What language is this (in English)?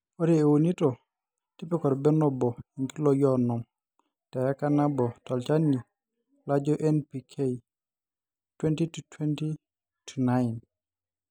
Masai